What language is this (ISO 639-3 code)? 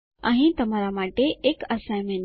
guj